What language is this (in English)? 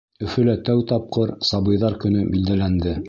Bashkir